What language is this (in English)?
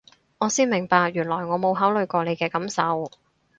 Cantonese